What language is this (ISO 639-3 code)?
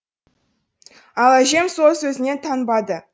kaz